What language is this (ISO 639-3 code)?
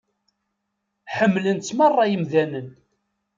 kab